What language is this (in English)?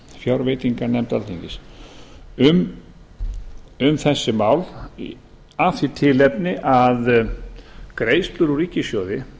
Icelandic